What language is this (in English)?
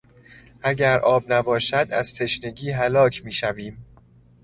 Persian